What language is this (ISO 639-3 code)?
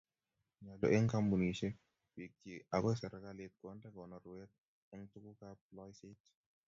kln